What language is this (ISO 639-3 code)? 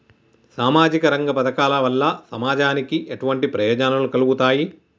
tel